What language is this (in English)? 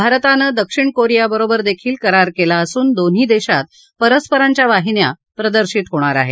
Marathi